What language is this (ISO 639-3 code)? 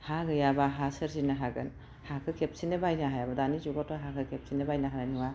brx